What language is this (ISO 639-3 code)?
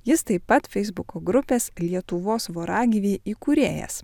lit